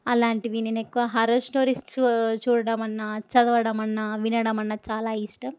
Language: Telugu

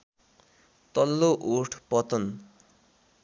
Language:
Nepali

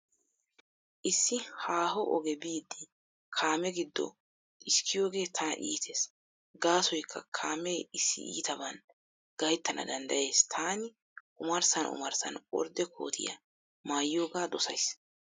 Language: Wolaytta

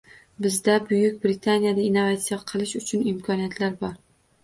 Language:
Uzbek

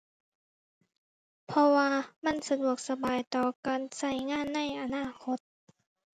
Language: Thai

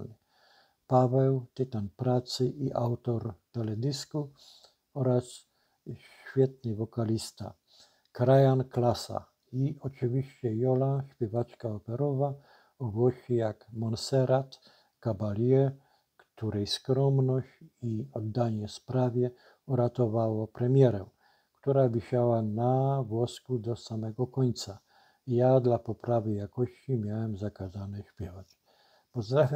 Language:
Polish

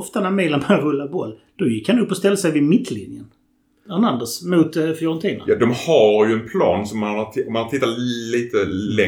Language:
Swedish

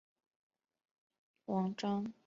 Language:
Chinese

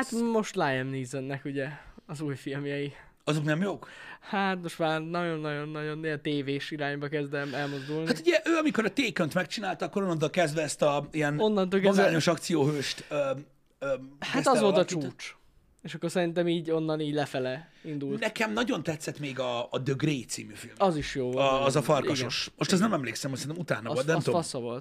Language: Hungarian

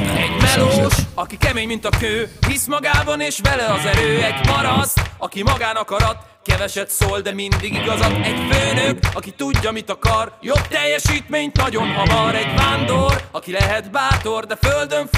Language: Hungarian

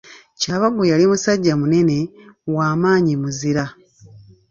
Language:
Ganda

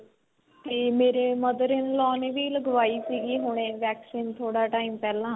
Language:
Punjabi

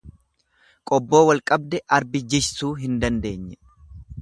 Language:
Oromo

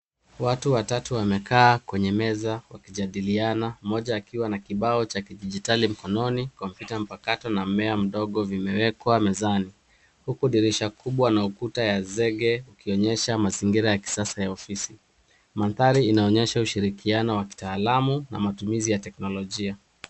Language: Swahili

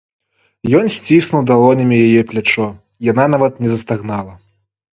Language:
Belarusian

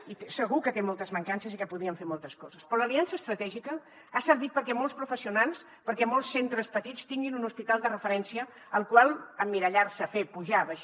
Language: Catalan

